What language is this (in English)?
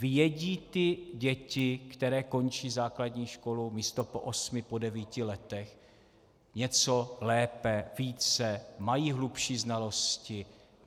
Czech